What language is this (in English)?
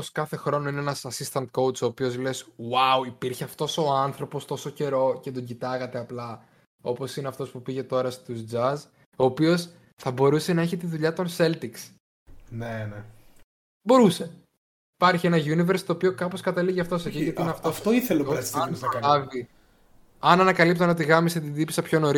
Greek